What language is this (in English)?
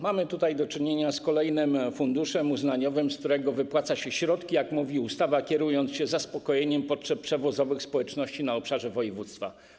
Polish